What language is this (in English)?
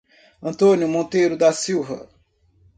Portuguese